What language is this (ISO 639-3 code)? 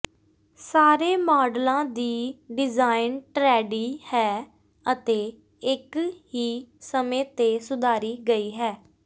pan